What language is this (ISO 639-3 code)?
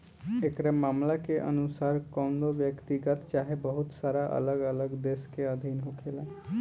bho